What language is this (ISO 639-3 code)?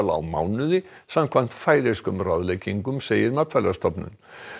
isl